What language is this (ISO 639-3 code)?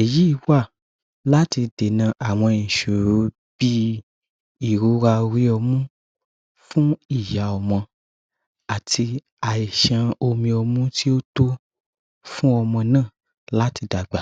yor